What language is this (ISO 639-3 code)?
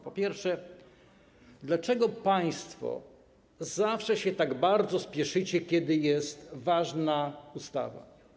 pol